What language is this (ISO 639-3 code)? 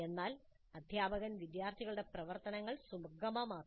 mal